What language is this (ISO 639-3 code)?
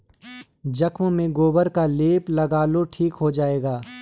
hin